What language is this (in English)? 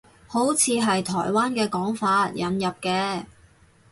Cantonese